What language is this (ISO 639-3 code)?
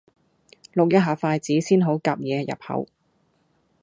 yue